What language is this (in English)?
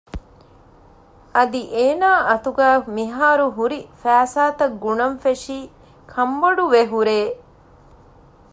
Divehi